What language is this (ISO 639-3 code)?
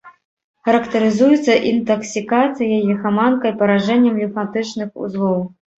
bel